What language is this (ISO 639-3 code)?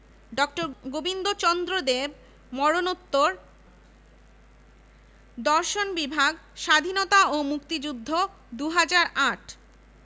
ben